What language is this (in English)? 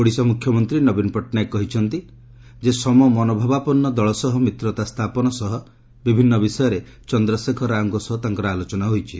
Odia